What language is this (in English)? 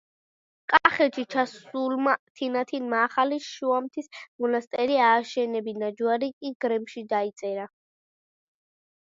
Georgian